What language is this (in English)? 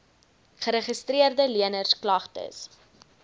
Afrikaans